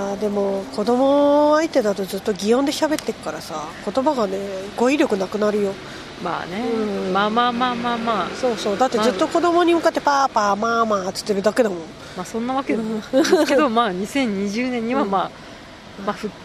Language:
Japanese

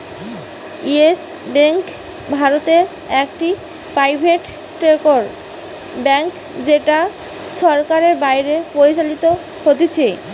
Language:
Bangla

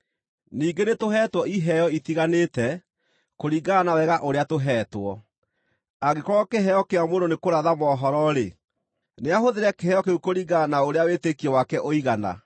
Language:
Kikuyu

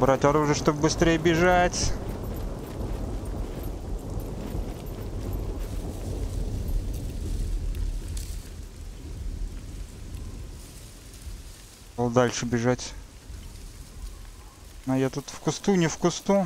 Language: Russian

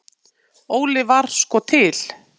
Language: Icelandic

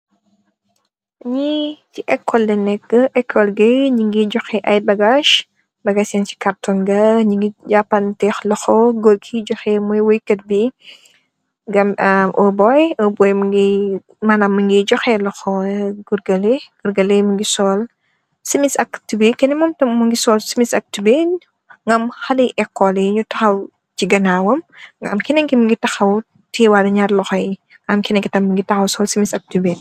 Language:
Wolof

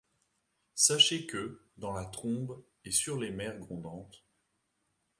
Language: French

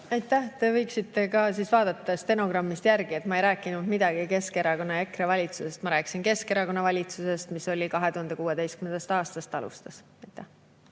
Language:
Estonian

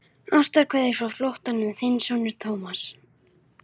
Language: Icelandic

